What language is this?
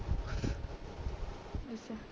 Punjabi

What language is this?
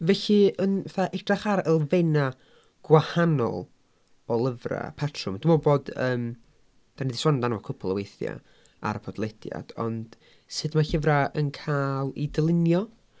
Welsh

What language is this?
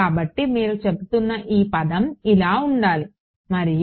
Telugu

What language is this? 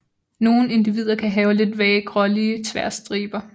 Danish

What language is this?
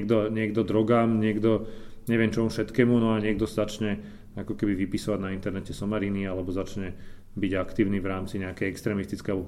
Slovak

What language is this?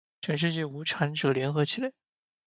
Chinese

